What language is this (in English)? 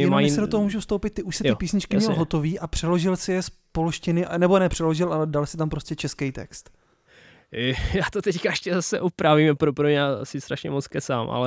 Czech